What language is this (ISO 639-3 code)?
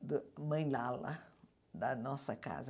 por